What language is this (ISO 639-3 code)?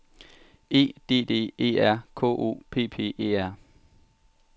dan